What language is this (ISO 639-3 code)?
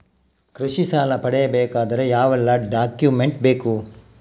kan